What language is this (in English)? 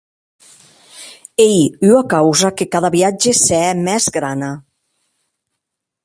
Occitan